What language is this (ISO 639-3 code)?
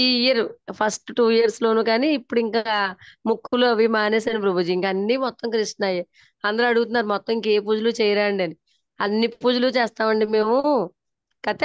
tel